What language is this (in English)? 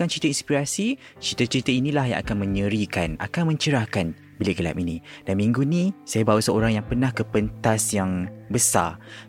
Malay